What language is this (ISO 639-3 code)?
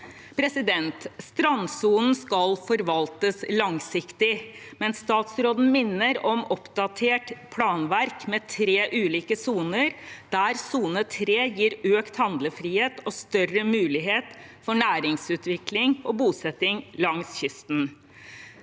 nor